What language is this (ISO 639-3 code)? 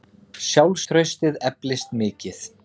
isl